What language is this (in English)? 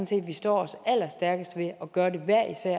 Danish